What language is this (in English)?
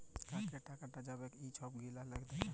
Bangla